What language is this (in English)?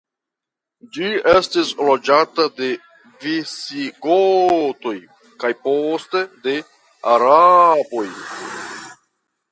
Esperanto